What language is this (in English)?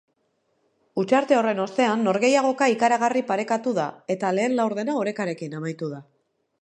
Basque